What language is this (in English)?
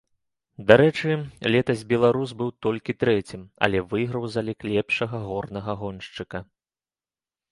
Belarusian